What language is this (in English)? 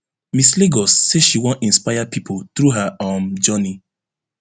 Nigerian Pidgin